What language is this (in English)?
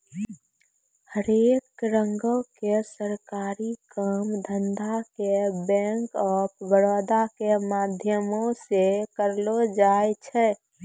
Maithili